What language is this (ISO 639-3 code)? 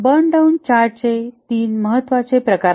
mar